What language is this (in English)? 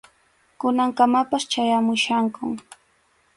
Arequipa-La Unión Quechua